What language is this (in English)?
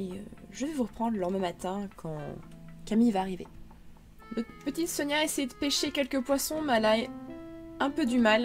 French